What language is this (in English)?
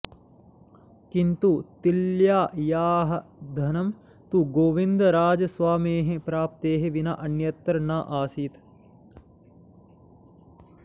Sanskrit